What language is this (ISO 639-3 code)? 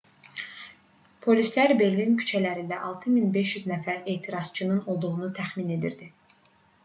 aze